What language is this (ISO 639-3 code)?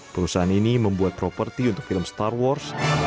ind